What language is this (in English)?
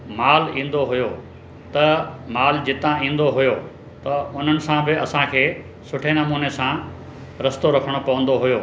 Sindhi